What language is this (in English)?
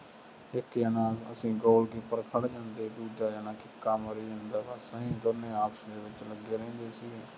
Punjabi